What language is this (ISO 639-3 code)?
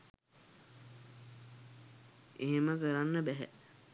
sin